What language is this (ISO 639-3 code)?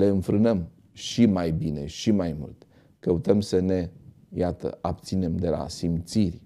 ron